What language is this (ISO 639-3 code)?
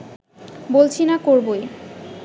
ben